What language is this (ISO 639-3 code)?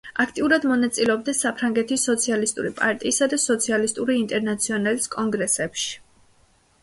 kat